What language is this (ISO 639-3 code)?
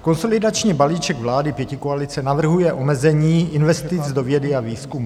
ces